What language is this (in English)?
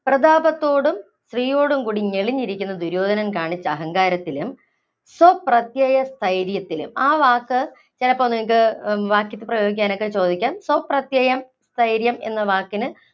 Malayalam